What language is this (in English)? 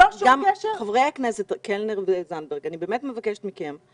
Hebrew